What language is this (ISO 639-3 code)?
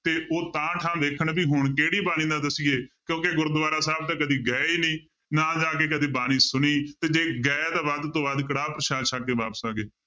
pan